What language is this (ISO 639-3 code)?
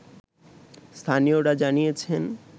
ben